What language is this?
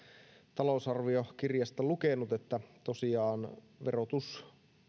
Finnish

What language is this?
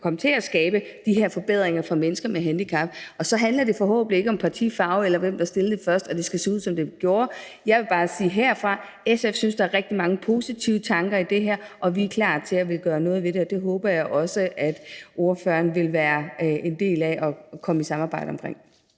Danish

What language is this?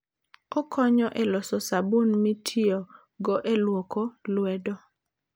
Luo (Kenya and Tanzania)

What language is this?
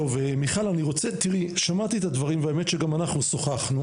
Hebrew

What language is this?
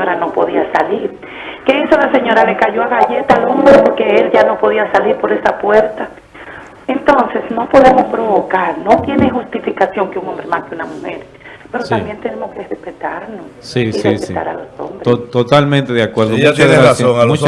Spanish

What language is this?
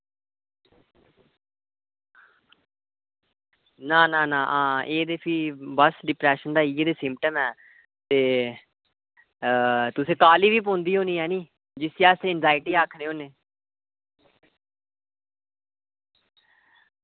Dogri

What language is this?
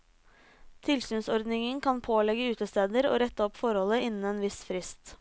Norwegian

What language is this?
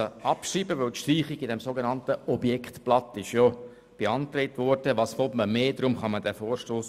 Swiss German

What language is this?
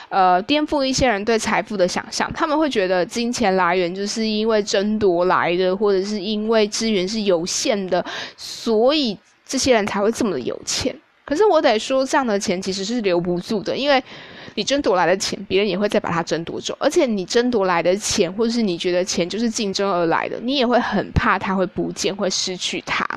Chinese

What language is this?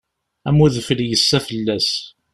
Kabyle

